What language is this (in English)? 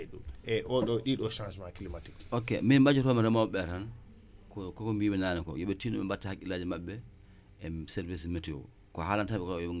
Wolof